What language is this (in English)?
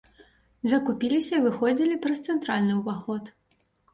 Belarusian